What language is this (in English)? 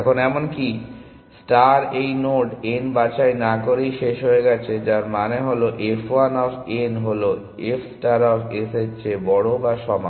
Bangla